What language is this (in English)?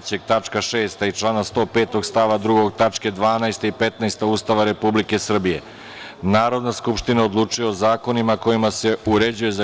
Serbian